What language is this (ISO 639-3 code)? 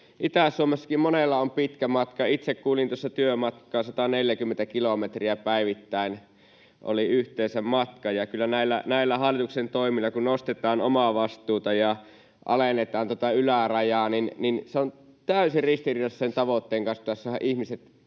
fin